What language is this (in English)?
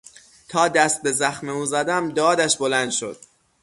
Persian